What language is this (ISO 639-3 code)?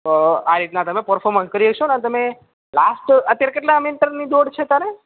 guj